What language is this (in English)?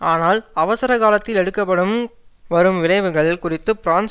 Tamil